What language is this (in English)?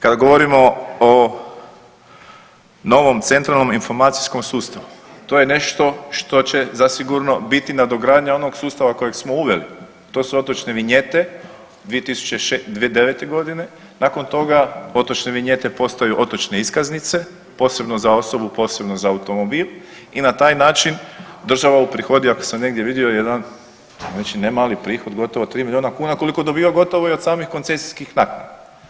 Croatian